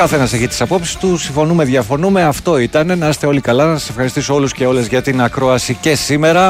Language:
Greek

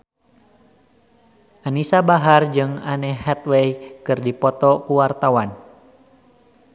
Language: Sundanese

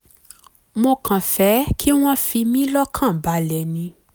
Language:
Yoruba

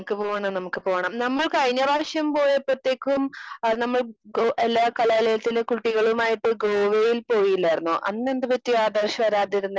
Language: Malayalam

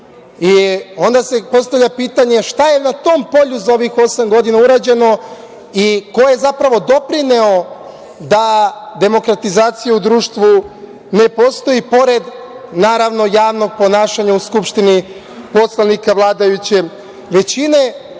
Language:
Serbian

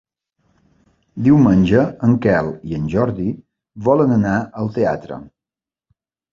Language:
Catalan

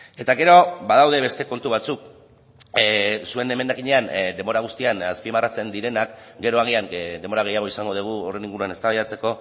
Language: Basque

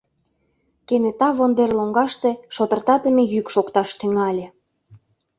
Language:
Mari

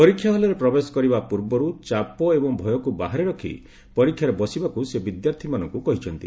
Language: Odia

